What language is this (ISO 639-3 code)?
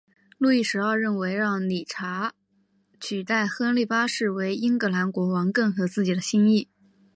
zho